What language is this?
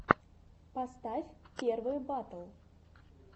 Russian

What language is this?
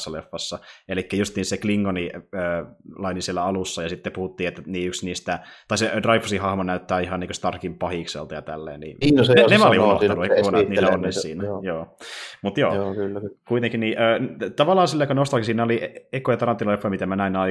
Finnish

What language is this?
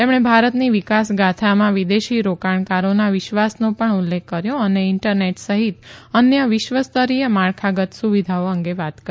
Gujarati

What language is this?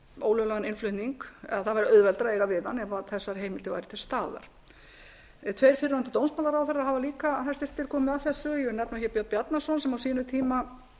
Icelandic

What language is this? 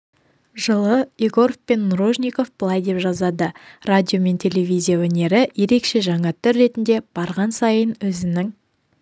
Kazakh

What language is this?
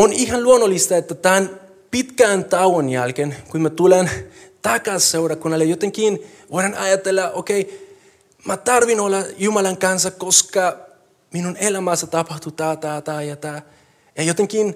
Finnish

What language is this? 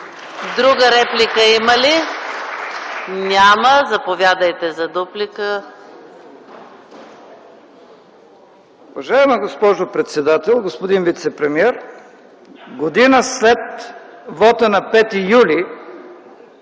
Bulgarian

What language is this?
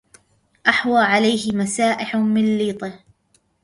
Arabic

